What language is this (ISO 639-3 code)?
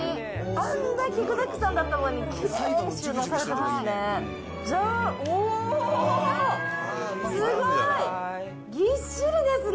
jpn